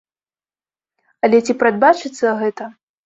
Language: Belarusian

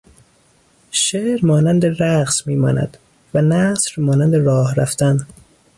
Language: Persian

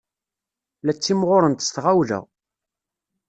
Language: Kabyle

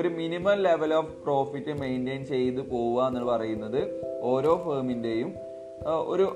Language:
Malayalam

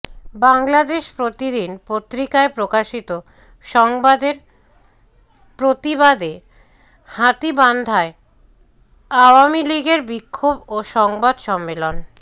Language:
Bangla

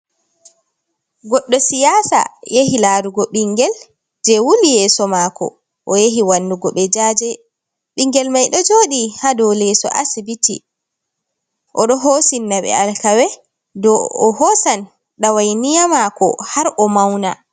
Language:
Fula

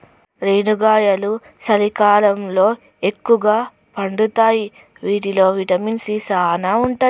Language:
Telugu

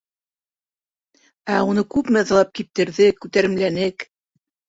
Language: Bashkir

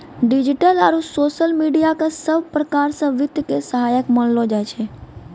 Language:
Maithili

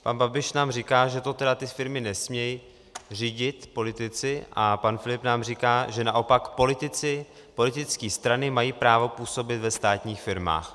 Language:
Czech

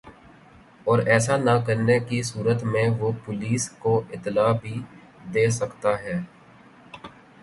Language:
Urdu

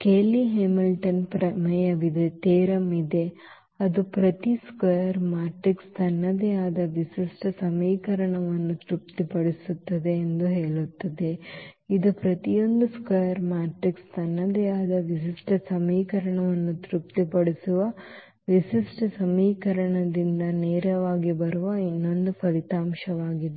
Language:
Kannada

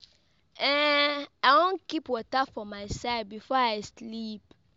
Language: Nigerian Pidgin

